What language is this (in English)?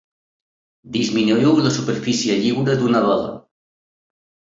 Catalan